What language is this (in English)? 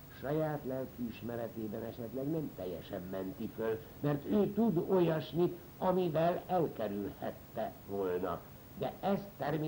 Hungarian